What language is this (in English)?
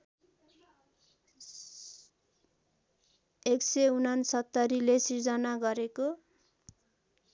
Nepali